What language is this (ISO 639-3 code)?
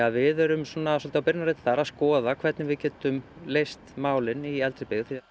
isl